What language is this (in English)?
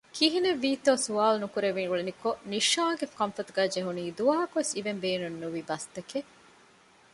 Divehi